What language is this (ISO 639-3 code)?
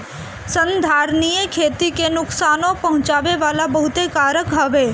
bho